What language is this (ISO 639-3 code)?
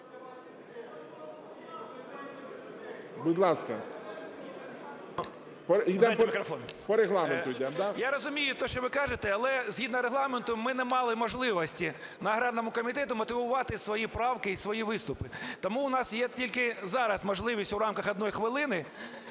ukr